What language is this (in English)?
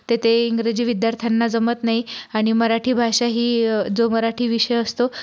Marathi